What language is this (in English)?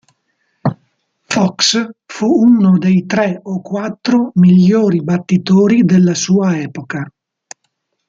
Italian